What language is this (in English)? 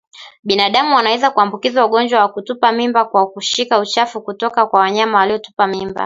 Swahili